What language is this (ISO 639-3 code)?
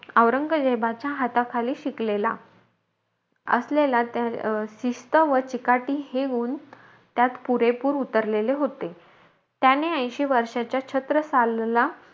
mar